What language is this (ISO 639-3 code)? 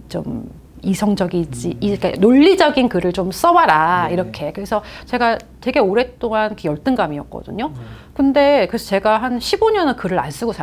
kor